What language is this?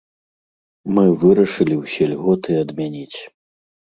Belarusian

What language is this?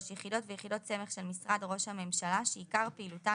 Hebrew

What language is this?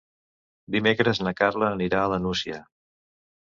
Catalan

